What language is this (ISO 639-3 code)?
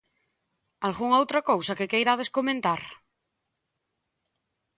glg